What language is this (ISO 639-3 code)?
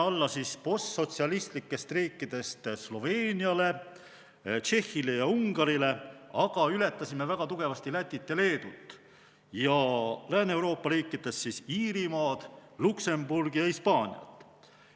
est